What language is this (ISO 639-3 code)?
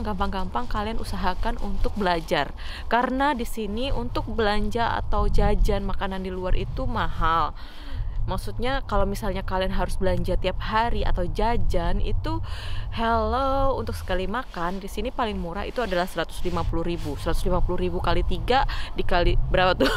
ind